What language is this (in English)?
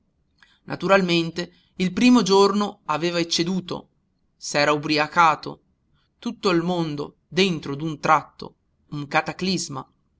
Italian